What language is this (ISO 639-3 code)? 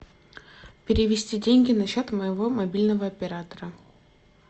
rus